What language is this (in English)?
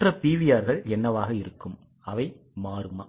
Tamil